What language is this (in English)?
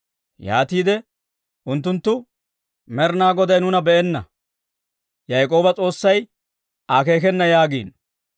Dawro